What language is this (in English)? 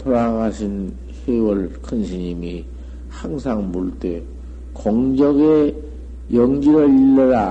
Korean